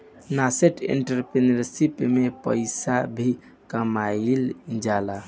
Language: Bhojpuri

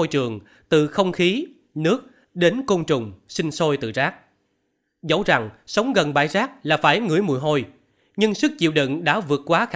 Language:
Vietnamese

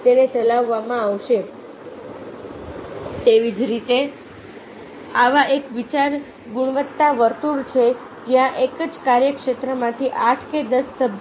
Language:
Gujarati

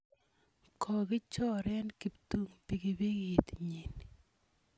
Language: Kalenjin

